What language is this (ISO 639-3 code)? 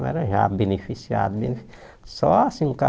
por